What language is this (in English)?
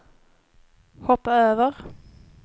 Swedish